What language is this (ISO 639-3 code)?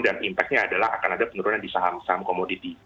ind